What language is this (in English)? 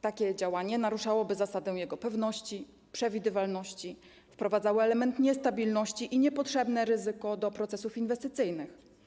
Polish